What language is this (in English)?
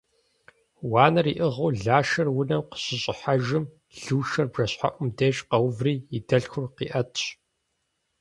Kabardian